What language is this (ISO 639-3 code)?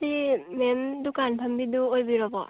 mni